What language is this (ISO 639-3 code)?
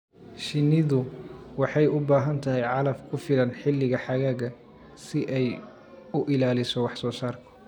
som